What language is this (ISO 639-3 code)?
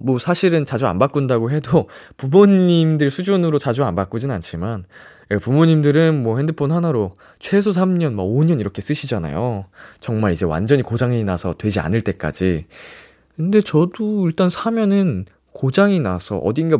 kor